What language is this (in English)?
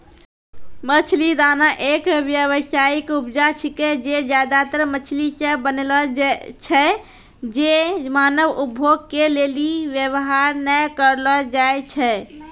Maithili